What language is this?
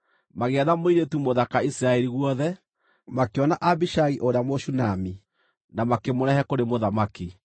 Kikuyu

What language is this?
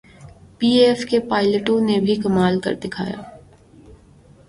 Urdu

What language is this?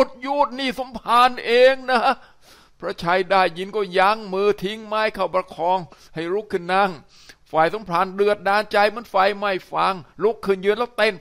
Thai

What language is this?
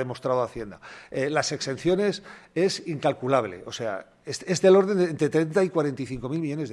Spanish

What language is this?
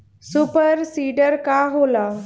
Bhojpuri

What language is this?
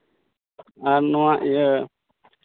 Santali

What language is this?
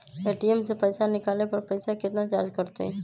Magahi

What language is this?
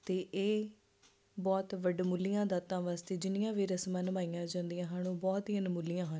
Punjabi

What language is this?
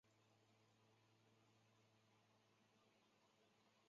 Chinese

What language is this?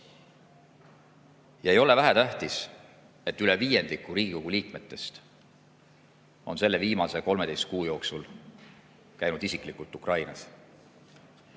Estonian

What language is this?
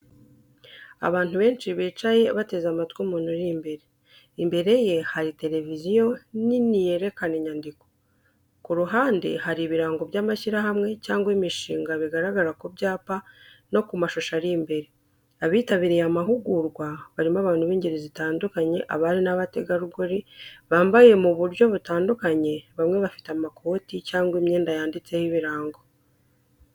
Kinyarwanda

